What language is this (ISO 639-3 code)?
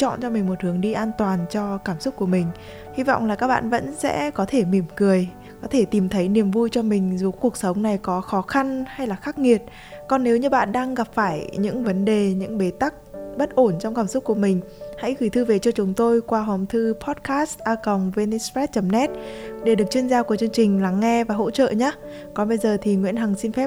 vie